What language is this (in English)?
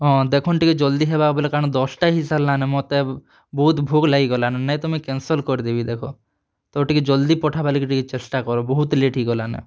Odia